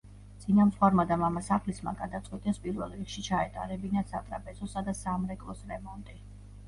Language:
Georgian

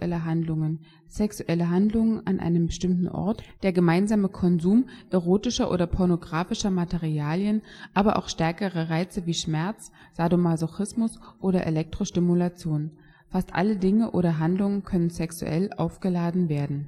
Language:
German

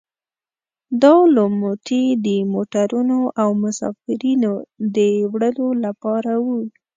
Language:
Pashto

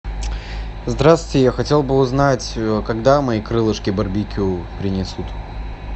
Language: Russian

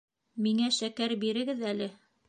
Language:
Bashkir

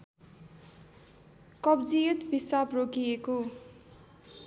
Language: Nepali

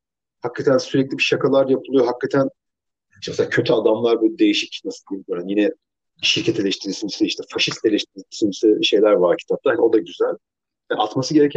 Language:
Turkish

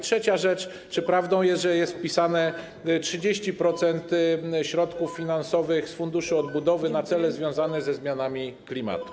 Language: Polish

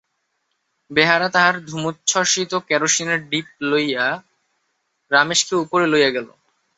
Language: Bangla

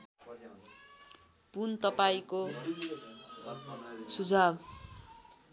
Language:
Nepali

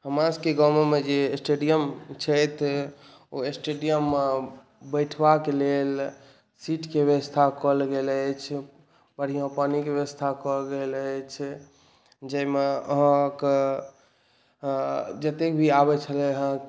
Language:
Maithili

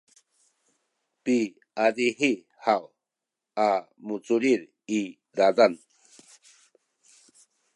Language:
Sakizaya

